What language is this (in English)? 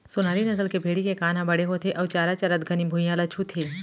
Chhattisgarhi